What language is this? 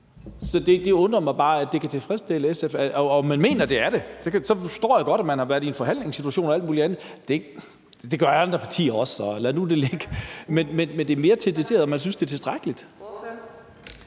Danish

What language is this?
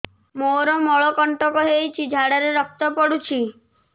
Odia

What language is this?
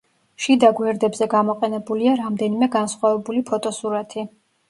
Georgian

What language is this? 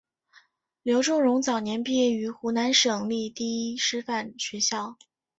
Chinese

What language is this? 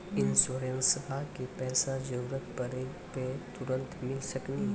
Maithili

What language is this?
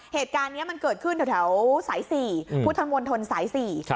Thai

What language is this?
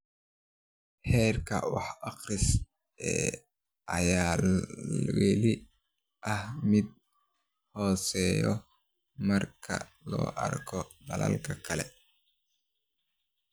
Somali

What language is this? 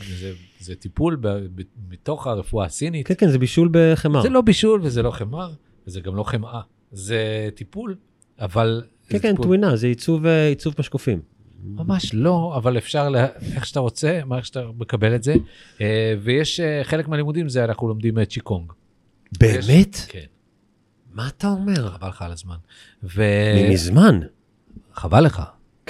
Hebrew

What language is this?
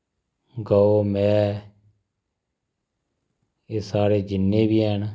Dogri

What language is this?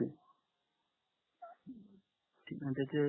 Marathi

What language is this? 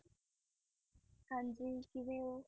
Punjabi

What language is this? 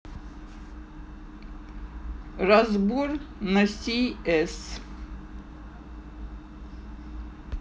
Russian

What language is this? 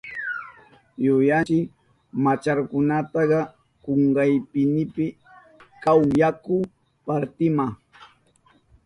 Southern Pastaza Quechua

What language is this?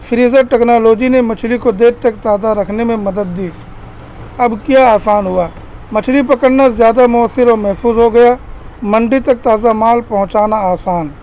Urdu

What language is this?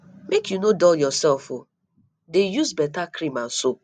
Nigerian Pidgin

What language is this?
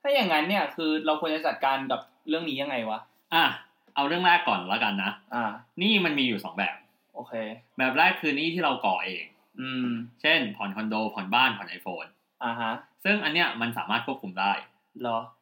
Thai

